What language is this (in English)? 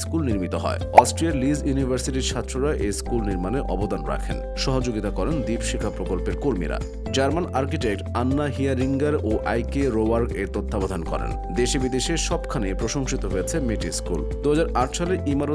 Bangla